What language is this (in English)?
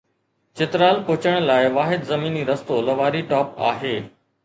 Sindhi